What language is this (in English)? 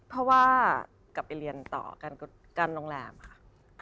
Thai